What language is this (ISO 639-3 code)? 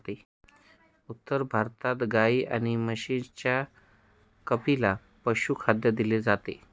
mar